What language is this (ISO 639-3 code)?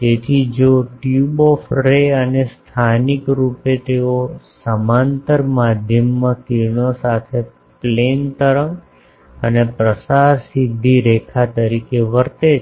guj